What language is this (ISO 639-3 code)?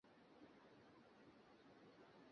ben